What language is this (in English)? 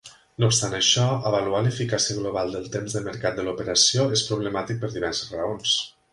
Catalan